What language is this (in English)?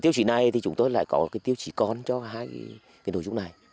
Vietnamese